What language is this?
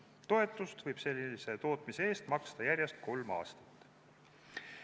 Estonian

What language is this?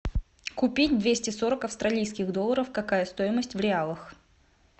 Russian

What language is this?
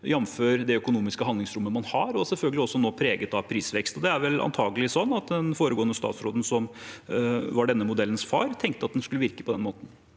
Norwegian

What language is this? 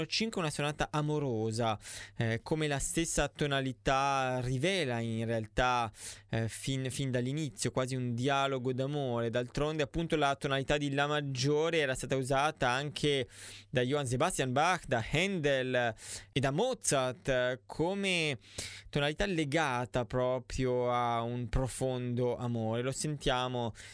Italian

